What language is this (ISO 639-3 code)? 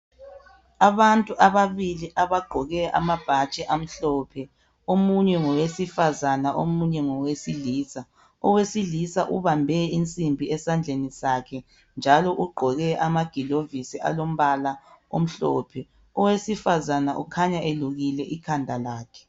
nde